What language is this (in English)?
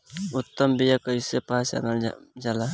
Bhojpuri